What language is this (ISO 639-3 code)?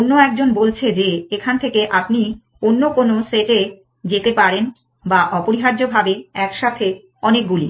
ben